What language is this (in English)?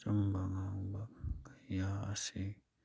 Manipuri